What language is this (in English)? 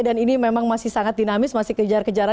Indonesian